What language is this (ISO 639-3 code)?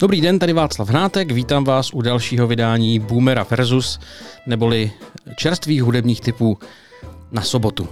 ces